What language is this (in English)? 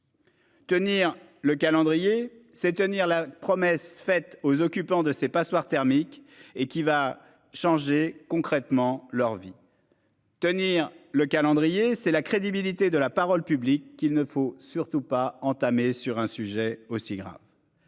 French